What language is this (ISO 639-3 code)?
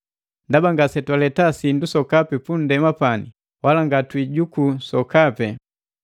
mgv